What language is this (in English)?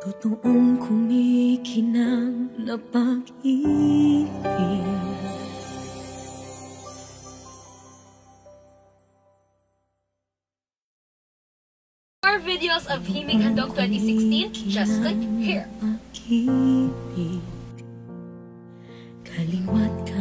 Filipino